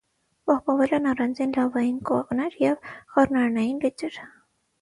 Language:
Armenian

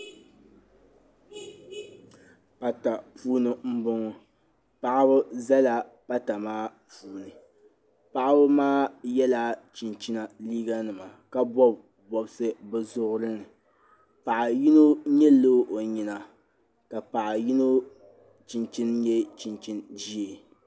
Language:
Dagbani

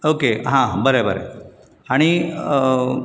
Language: Konkani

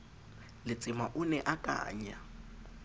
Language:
Southern Sotho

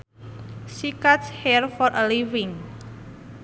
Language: Sundanese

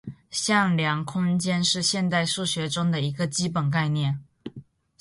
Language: Chinese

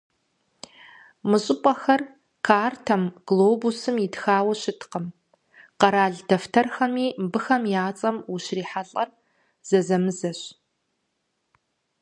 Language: Kabardian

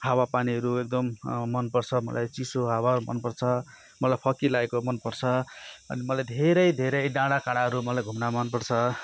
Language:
Nepali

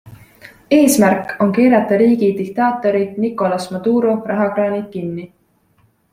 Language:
Estonian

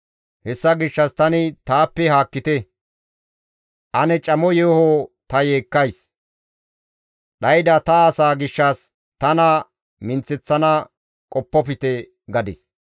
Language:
Gamo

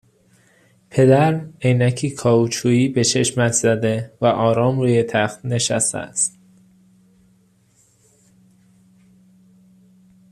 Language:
Persian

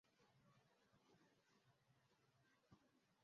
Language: Ganda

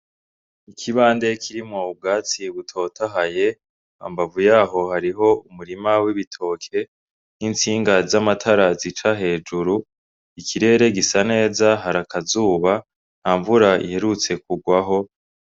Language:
Rundi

